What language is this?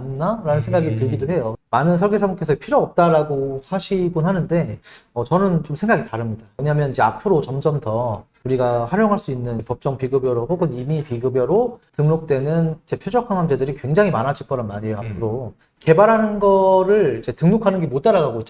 Korean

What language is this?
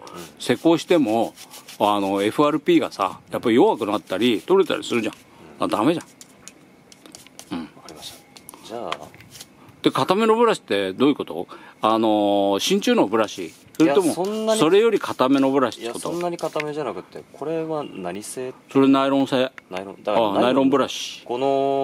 Japanese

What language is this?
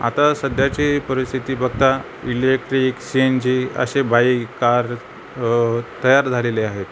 Marathi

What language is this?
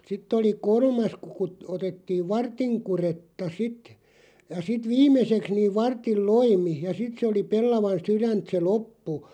Finnish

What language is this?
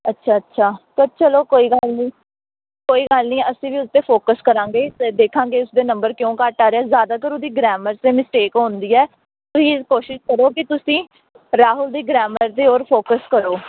Punjabi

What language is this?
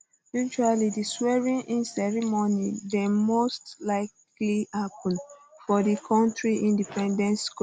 Nigerian Pidgin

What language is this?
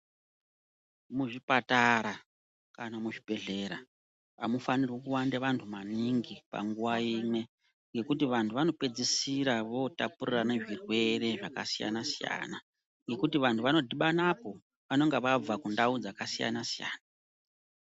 Ndau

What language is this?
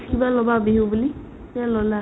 Assamese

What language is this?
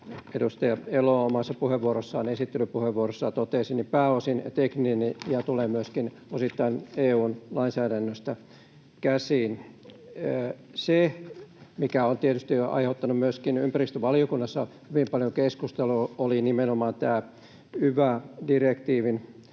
Finnish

